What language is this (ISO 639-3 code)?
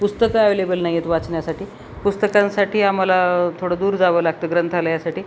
mar